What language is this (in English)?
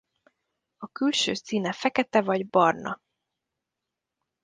Hungarian